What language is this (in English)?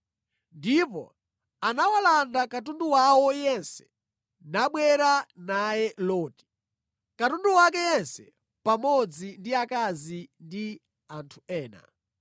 Nyanja